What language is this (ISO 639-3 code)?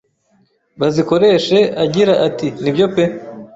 kin